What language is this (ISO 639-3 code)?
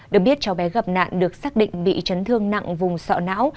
vie